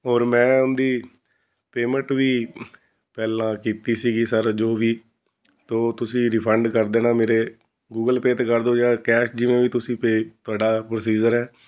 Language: Punjabi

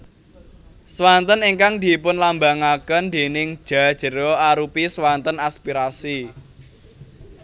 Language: Javanese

